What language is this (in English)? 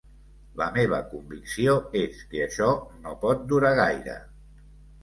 Catalan